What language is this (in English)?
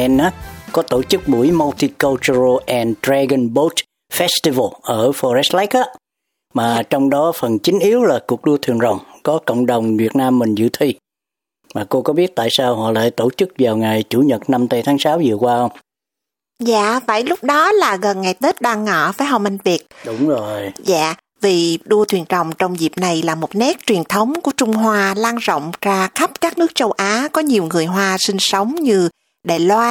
Vietnamese